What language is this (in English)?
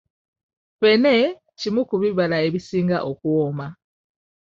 Ganda